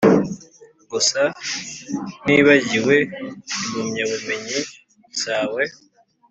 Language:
Kinyarwanda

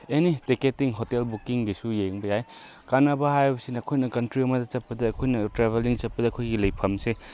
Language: Manipuri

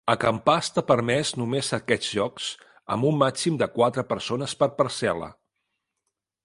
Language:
Catalan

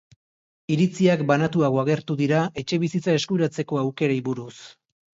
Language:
Basque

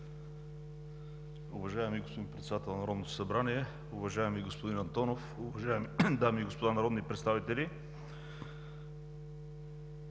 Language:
Bulgarian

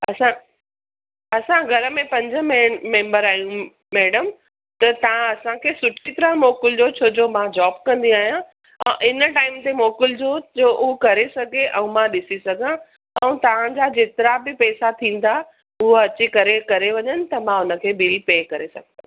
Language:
Sindhi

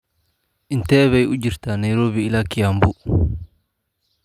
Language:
Somali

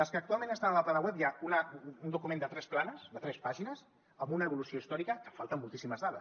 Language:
Catalan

